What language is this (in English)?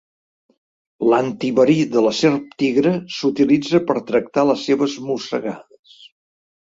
Catalan